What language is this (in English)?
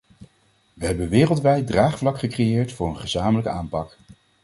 Dutch